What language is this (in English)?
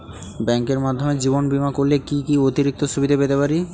Bangla